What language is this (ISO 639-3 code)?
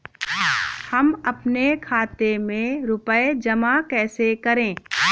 hin